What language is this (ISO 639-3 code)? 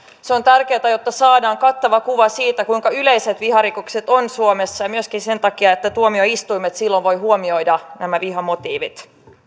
fin